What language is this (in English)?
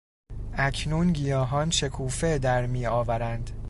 Persian